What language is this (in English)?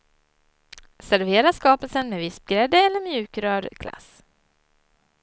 Swedish